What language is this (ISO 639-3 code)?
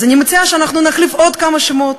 heb